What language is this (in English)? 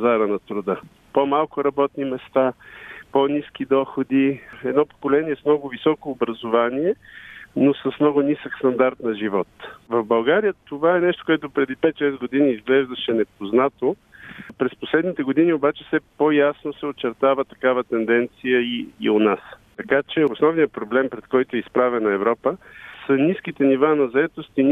Bulgarian